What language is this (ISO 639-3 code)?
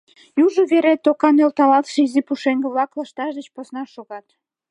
chm